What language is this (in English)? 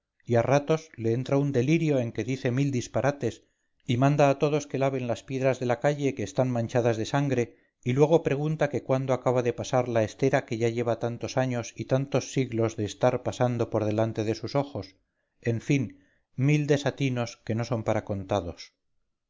Spanish